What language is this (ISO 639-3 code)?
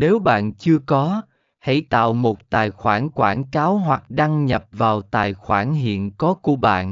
vie